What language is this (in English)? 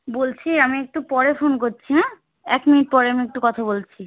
Bangla